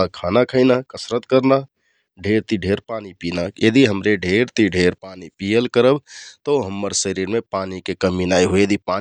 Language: Kathoriya Tharu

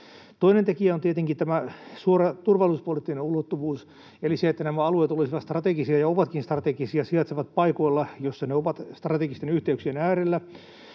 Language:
Finnish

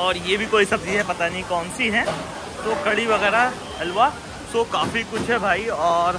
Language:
Hindi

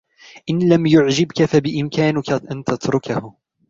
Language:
Arabic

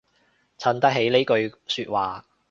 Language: Cantonese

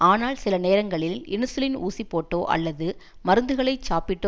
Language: Tamil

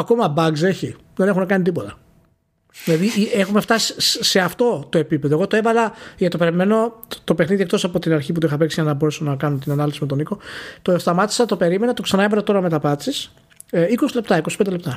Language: Greek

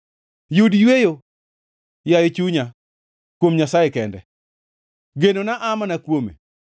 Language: Luo (Kenya and Tanzania)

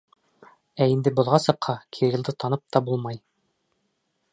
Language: Bashkir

